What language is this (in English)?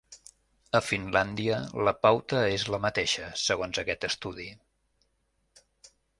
Catalan